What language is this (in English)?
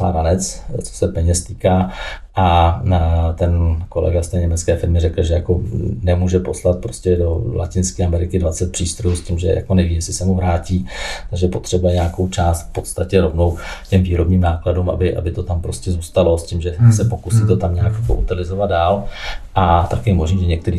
Czech